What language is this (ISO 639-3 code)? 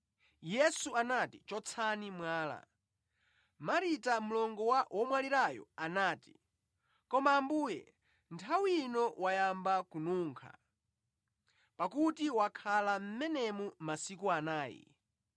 nya